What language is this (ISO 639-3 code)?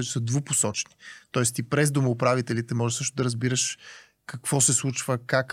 bul